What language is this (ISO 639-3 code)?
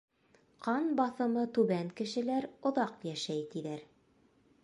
bak